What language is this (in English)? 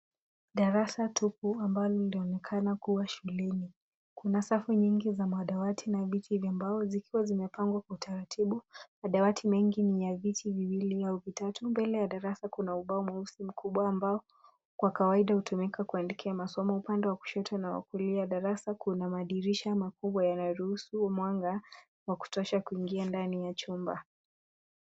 Swahili